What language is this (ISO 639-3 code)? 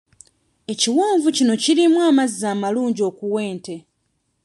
lug